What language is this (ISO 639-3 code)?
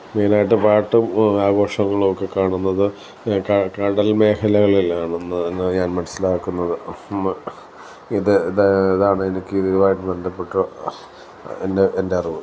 mal